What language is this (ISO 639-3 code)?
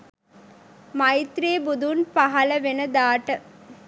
sin